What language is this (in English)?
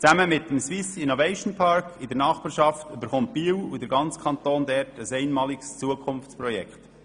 Swiss German